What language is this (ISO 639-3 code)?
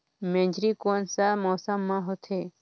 hne